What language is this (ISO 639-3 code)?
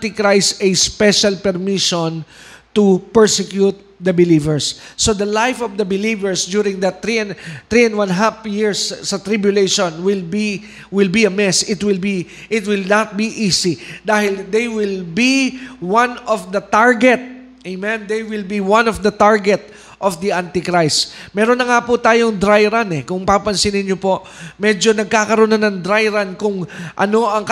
fil